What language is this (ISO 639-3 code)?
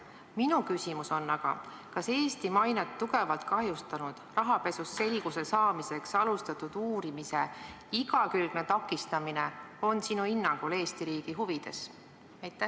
est